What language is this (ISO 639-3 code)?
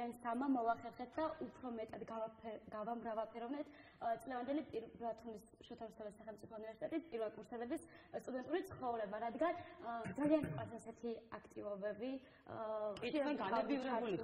ron